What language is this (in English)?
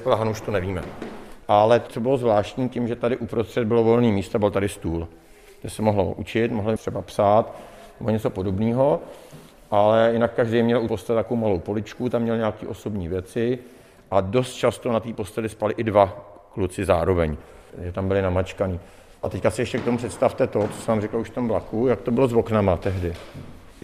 Czech